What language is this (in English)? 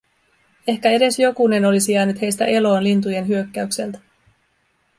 Finnish